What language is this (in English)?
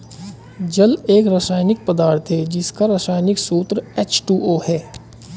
Hindi